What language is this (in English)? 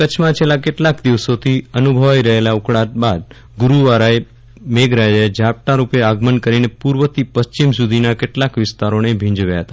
Gujarati